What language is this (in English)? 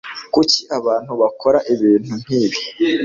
Kinyarwanda